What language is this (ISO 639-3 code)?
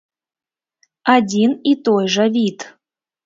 bel